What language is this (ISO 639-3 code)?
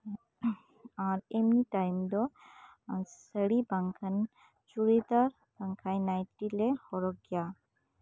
sat